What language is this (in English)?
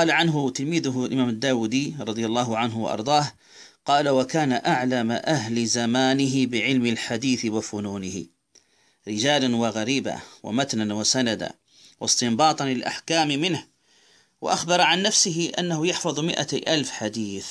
Arabic